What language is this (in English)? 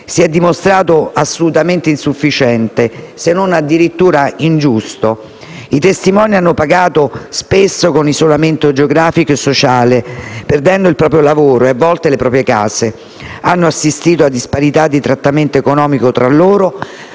Italian